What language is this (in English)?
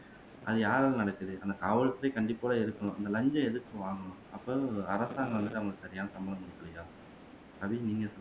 Tamil